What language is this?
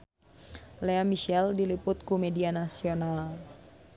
Sundanese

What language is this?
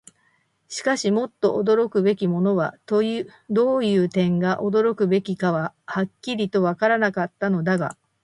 Japanese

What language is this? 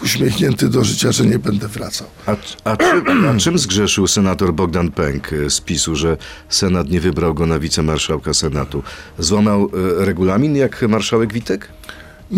Polish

